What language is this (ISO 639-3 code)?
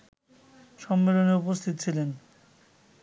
ben